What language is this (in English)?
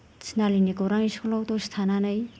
Bodo